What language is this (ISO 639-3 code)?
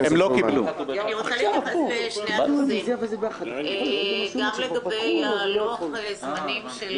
heb